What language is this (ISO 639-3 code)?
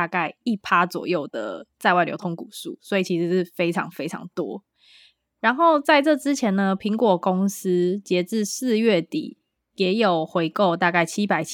zho